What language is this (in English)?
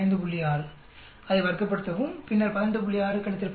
Tamil